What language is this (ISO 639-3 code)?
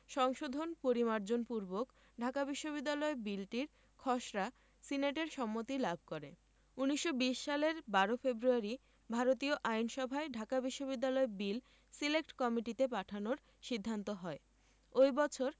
ben